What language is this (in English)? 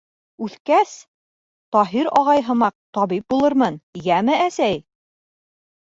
Bashkir